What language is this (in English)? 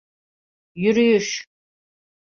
Turkish